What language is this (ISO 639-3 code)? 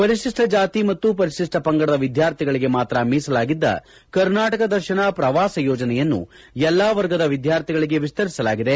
kan